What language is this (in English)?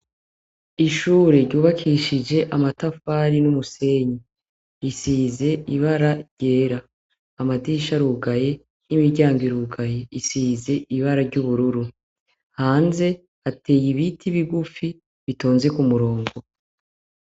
Rundi